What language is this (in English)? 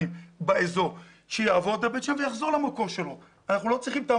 Hebrew